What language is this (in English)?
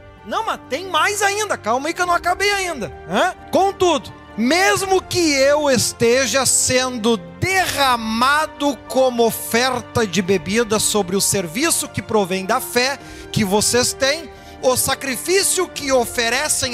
Portuguese